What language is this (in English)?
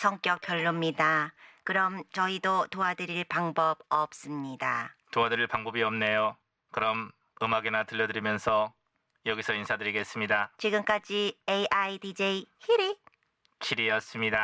Korean